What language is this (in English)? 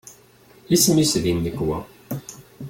Kabyle